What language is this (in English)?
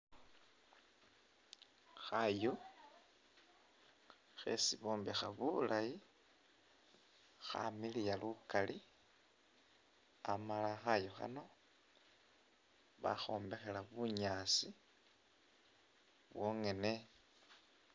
Masaaba